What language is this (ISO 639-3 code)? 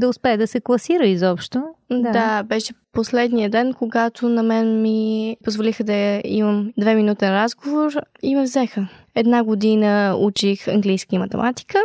bul